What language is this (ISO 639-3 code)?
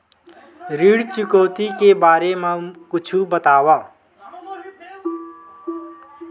hne